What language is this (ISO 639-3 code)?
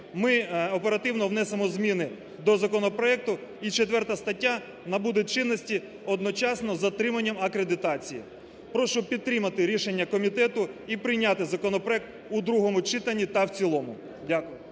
ukr